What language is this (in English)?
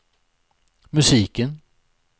Swedish